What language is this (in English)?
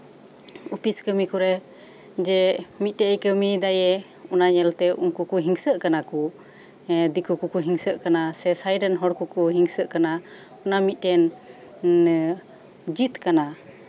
Santali